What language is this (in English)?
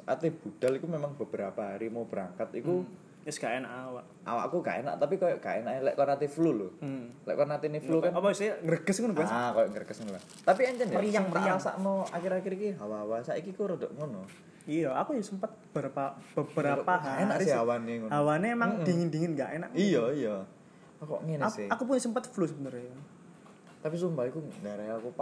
Indonesian